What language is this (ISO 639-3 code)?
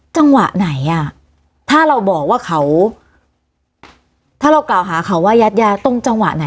tha